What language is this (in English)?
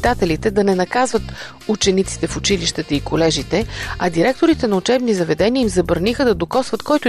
Bulgarian